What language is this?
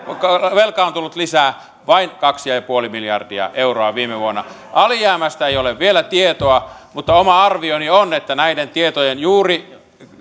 Finnish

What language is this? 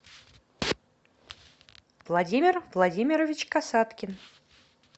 Russian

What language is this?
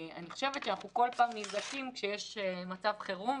Hebrew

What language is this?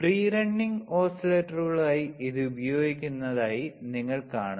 Malayalam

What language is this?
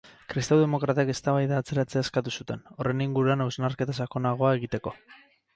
Basque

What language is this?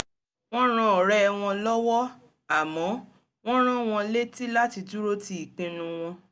Yoruba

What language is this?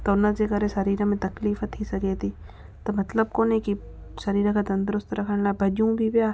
Sindhi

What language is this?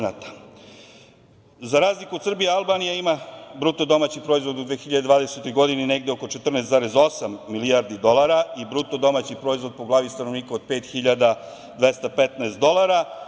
Serbian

